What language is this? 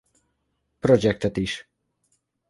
Hungarian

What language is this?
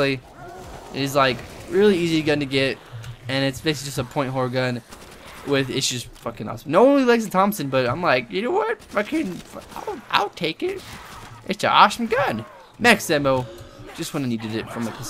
English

